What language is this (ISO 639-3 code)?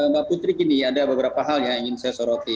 ind